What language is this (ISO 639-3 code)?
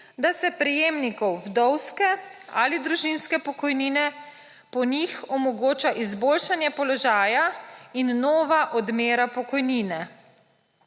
slv